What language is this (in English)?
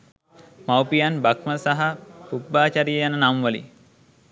Sinhala